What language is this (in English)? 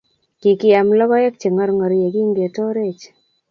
Kalenjin